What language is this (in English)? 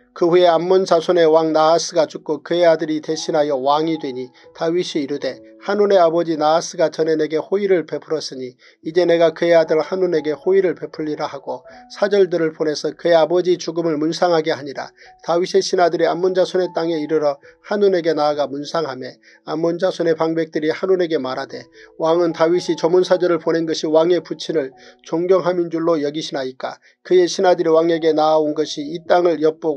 Korean